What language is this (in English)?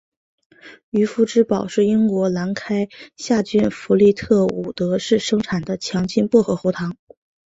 Chinese